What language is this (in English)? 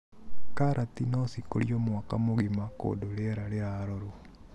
Kikuyu